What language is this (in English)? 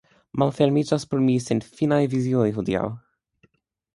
Esperanto